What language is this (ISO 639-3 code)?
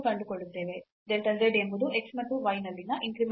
kan